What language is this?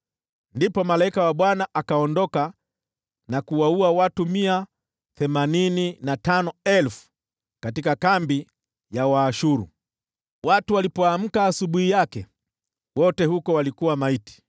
Swahili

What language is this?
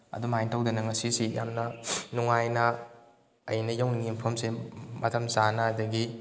Manipuri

